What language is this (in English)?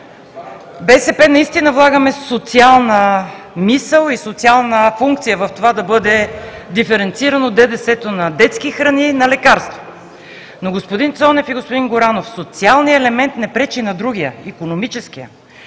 Bulgarian